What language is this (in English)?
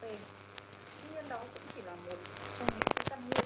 Vietnamese